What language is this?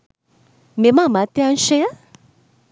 Sinhala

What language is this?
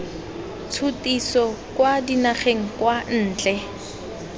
Tswana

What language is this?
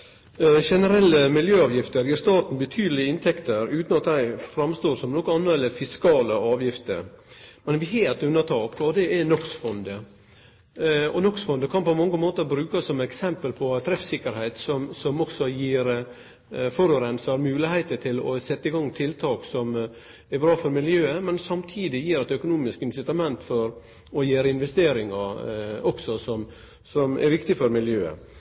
Norwegian Nynorsk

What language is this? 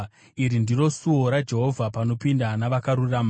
Shona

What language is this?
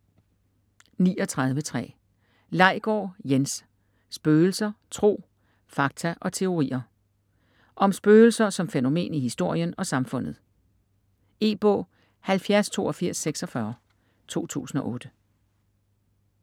Danish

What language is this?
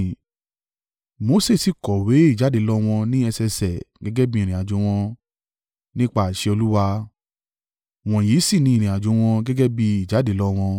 Yoruba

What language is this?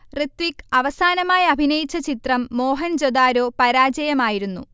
Malayalam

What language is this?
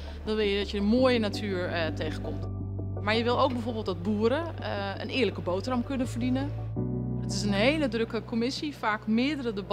Dutch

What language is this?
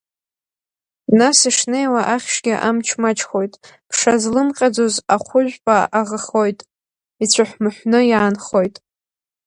Abkhazian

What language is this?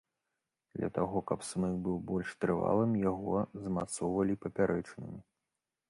Belarusian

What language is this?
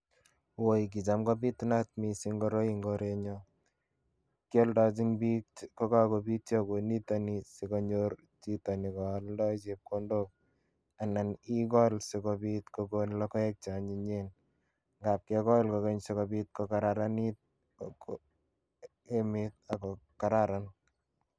Kalenjin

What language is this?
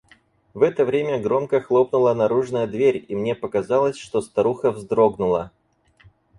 Russian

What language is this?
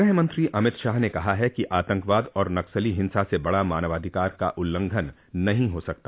Hindi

